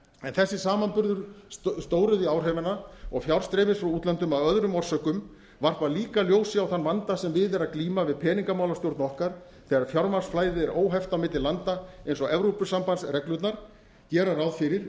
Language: Icelandic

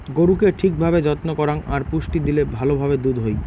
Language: Bangla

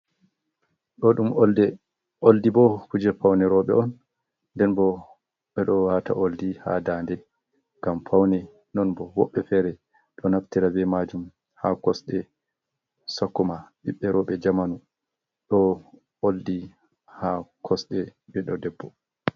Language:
Fula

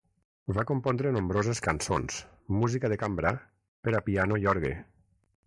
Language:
Catalan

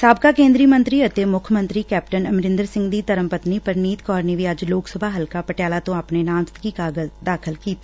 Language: Punjabi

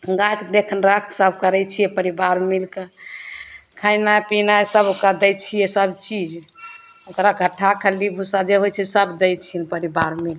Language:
Maithili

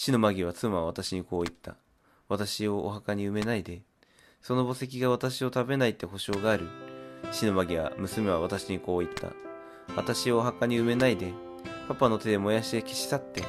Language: Japanese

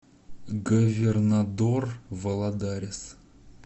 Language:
Russian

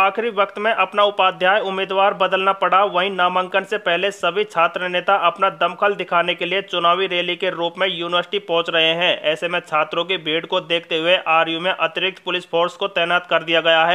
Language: Hindi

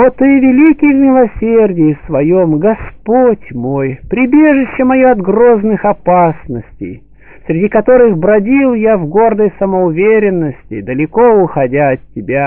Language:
Russian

